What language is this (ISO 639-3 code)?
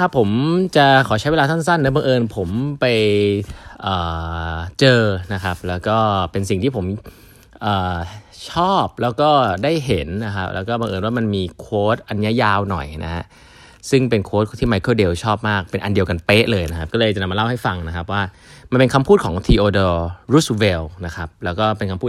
tha